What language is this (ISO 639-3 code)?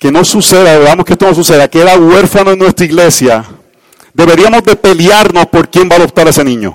spa